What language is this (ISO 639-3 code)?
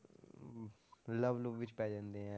pan